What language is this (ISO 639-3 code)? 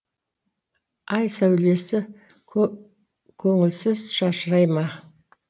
kaz